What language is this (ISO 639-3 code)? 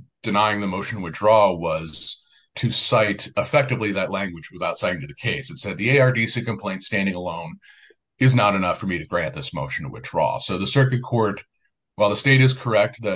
eng